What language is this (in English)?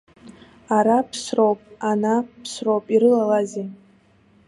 Abkhazian